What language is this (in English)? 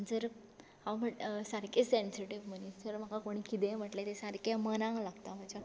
Konkani